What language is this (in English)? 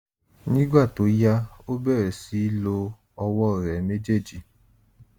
Yoruba